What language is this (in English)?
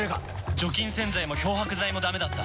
Japanese